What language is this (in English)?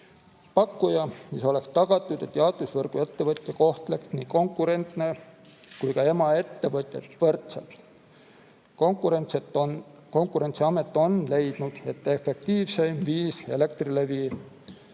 Estonian